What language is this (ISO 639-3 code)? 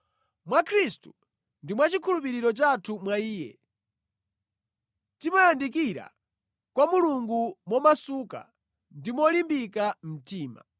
nya